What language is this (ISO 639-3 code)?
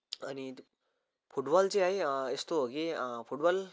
nep